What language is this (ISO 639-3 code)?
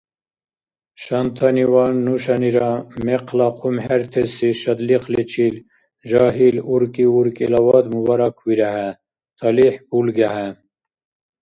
dar